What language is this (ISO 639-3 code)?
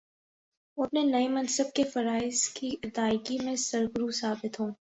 urd